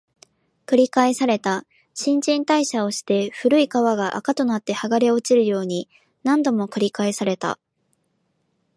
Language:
Japanese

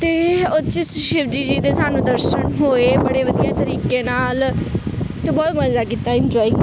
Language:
Punjabi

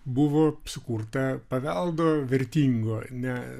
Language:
Lithuanian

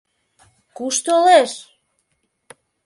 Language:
Mari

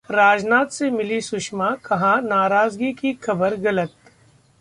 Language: Hindi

